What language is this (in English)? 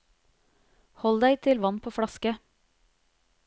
Norwegian